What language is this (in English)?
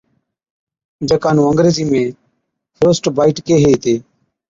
Od